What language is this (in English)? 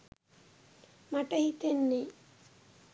Sinhala